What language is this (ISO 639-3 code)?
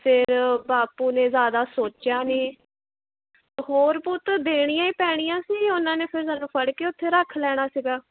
pan